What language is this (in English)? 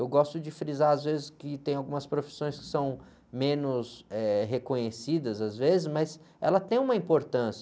Portuguese